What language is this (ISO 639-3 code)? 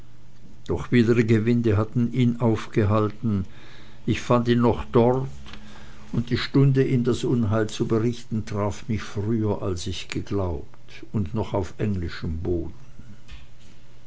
deu